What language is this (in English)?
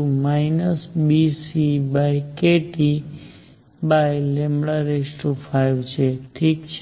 Gujarati